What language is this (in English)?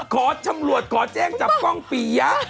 Thai